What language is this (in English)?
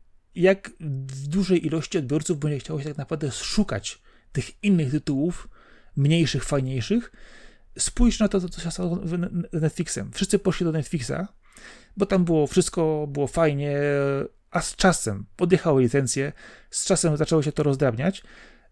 Polish